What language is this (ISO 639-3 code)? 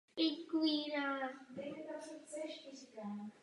ces